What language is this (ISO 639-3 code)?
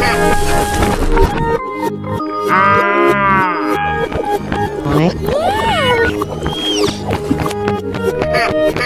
eng